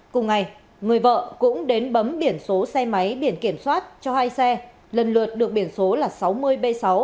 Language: Vietnamese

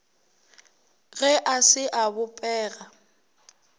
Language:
Northern Sotho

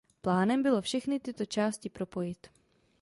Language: Czech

